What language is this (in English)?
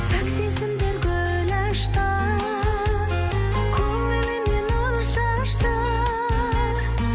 Kazakh